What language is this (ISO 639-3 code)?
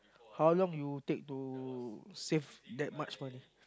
eng